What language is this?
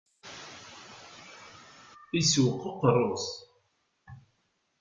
Kabyle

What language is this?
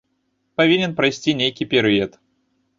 Belarusian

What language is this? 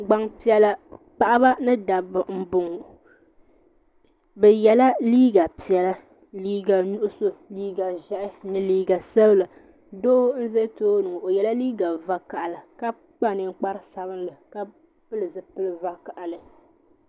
Dagbani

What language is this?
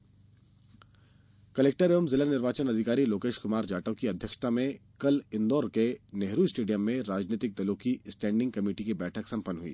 Hindi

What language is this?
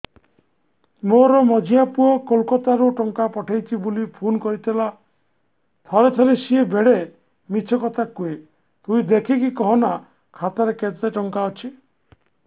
Odia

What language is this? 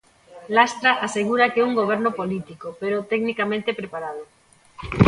Galician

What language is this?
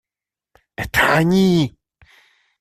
Russian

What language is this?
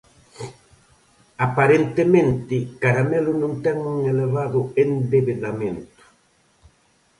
Galician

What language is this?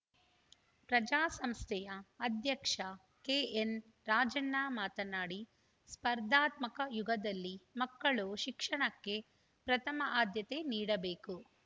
Kannada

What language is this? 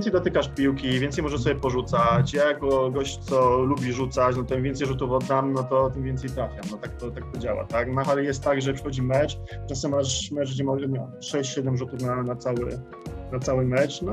Polish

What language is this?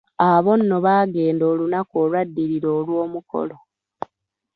Ganda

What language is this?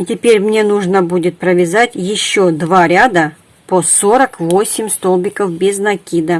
Russian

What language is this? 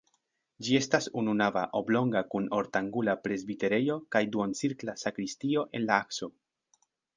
Esperanto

